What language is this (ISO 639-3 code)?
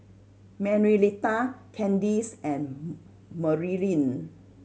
eng